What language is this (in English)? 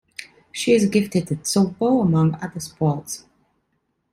English